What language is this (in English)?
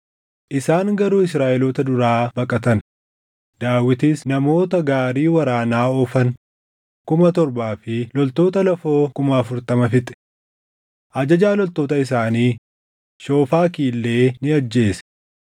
Oromo